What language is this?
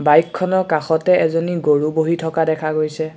Assamese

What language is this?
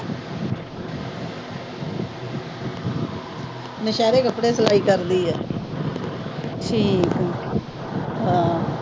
Punjabi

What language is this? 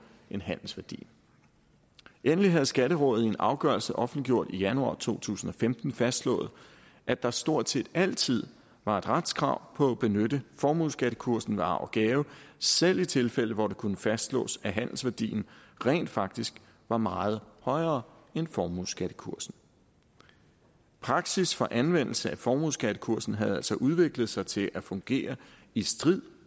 Danish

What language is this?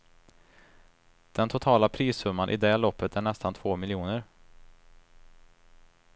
Swedish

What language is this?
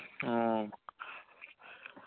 Malayalam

